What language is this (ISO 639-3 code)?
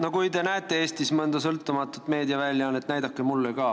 est